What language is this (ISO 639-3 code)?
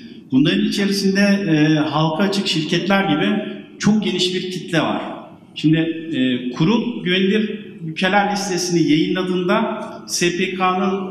tur